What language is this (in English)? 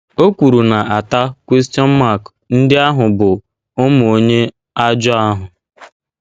Igbo